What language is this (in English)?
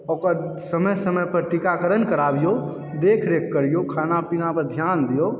Maithili